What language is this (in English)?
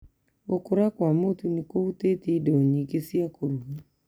Kikuyu